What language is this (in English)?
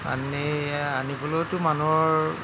Assamese